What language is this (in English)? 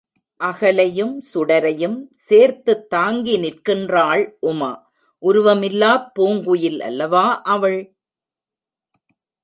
Tamil